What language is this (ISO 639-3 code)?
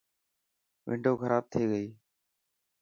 mki